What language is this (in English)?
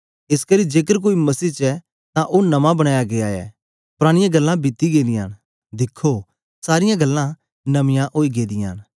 Dogri